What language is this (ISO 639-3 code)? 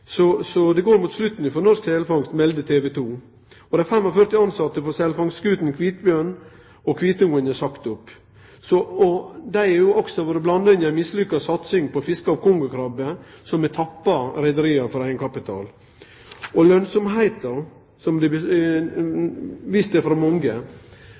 nno